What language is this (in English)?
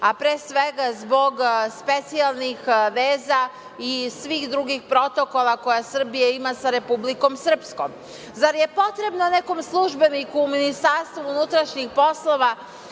Serbian